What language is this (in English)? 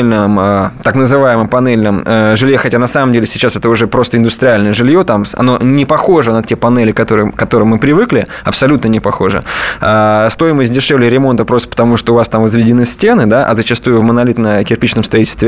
Russian